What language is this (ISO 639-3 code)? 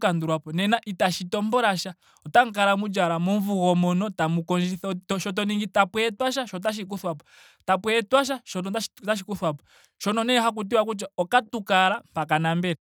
ndo